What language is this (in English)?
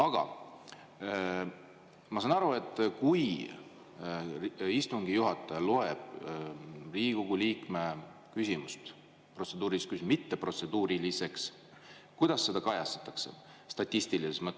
Estonian